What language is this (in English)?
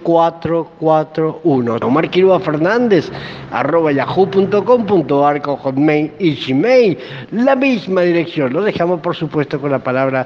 Spanish